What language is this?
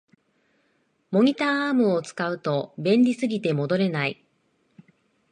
Japanese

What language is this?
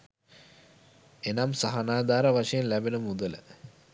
Sinhala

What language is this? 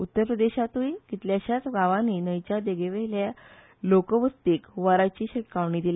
Konkani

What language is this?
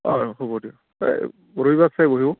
Assamese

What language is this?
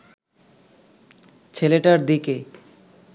Bangla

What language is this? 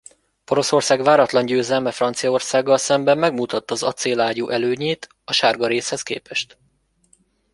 Hungarian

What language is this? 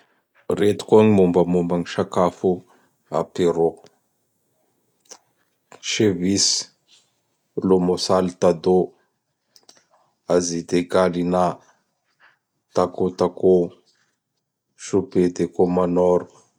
Bara Malagasy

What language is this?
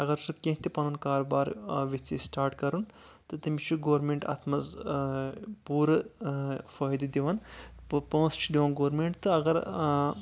Kashmiri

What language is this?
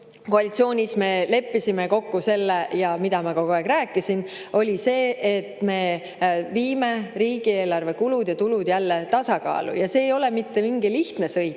Estonian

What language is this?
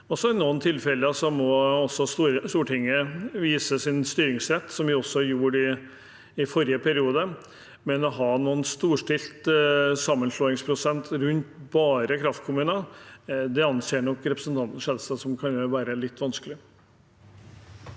Norwegian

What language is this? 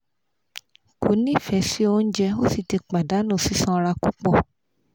Yoruba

